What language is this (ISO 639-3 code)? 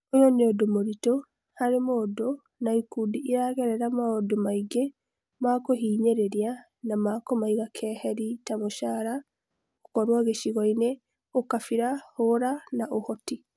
kik